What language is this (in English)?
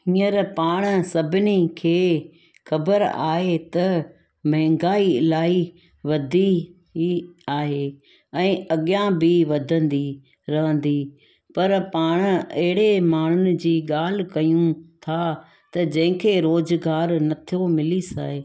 Sindhi